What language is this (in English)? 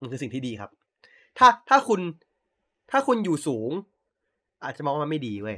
Thai